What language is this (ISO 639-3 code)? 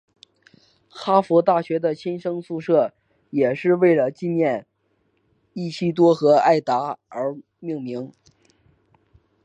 zho